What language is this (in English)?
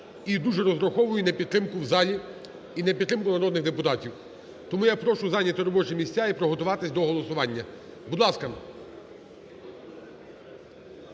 Ukrainian